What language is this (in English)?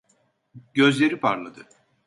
Turkish